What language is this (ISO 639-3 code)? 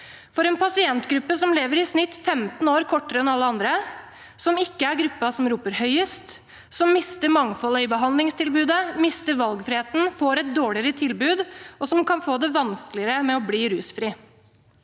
nor